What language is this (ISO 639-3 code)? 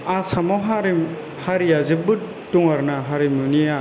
brx